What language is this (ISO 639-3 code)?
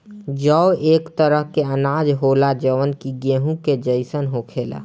bho